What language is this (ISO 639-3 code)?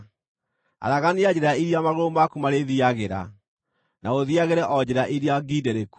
kik